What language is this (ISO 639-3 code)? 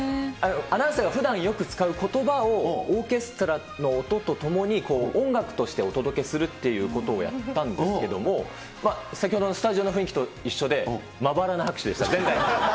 jpn